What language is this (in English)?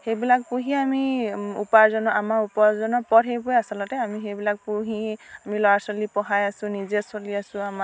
Assamese